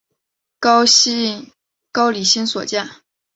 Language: Chinese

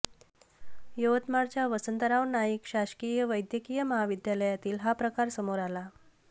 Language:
Marathi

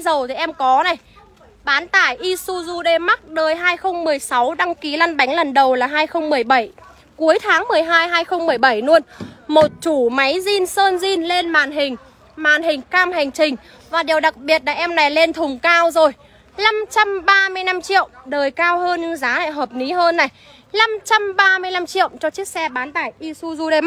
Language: Vietnamese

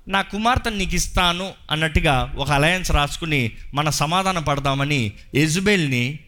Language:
Telugu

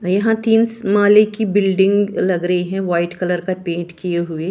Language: Hindi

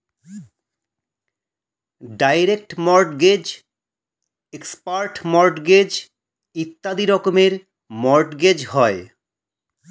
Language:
Bangla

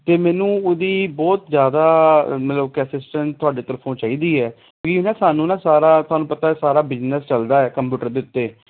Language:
Punjabi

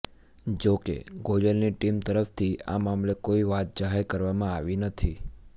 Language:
Gujarati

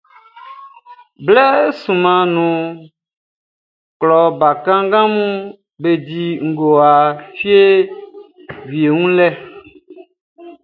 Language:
Baoulé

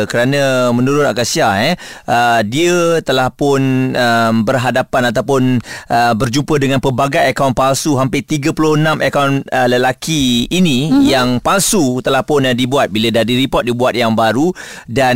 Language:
Malay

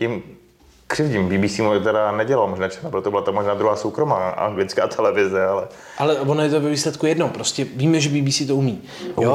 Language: Czech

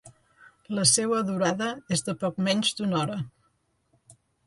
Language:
Catalan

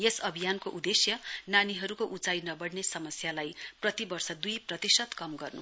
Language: Nepali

